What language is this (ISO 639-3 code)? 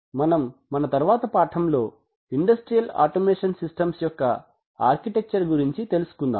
tel